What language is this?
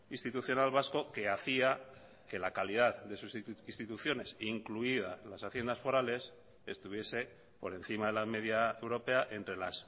Spanish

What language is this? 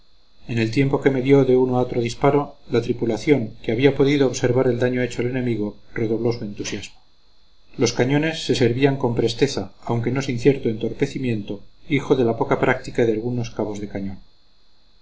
Spanish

